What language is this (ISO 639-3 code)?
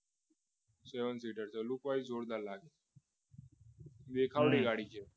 guj